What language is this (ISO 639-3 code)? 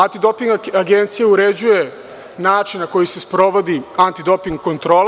srp